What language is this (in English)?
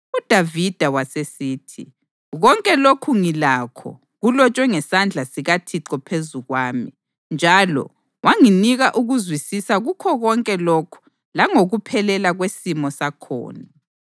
North Ndebele